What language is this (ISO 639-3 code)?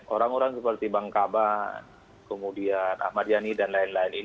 ind